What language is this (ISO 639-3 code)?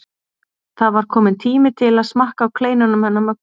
isl